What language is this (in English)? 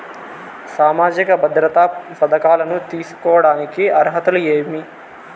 Telugu